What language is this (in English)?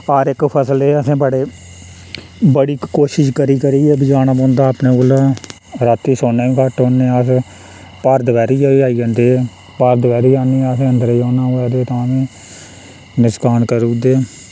Dogri